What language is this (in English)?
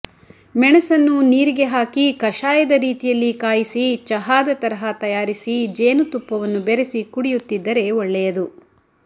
Kannada